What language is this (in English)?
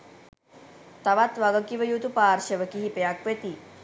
Sinhala